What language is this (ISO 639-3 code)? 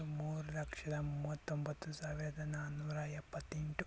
kan